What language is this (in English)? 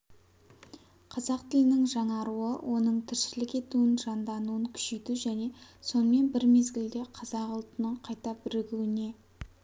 Kazakh